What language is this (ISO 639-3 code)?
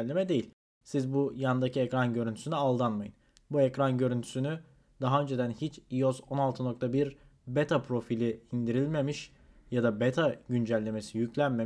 tur